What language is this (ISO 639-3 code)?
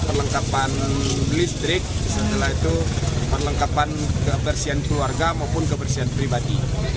ind